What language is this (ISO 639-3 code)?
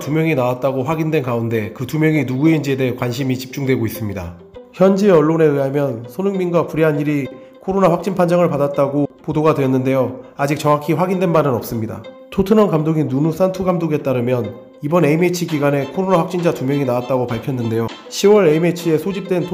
kor